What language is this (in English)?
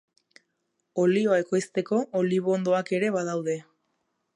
Basque